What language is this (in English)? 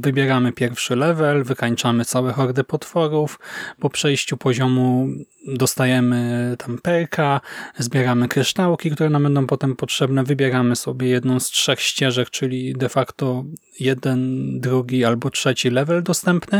Polish